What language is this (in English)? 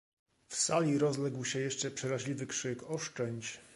Polish